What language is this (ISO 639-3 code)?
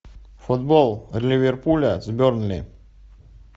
rus